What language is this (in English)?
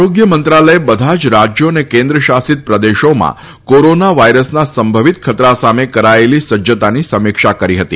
Gujarati